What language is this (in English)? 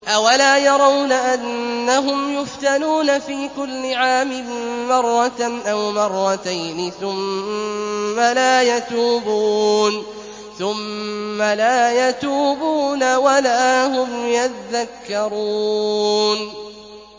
Arabic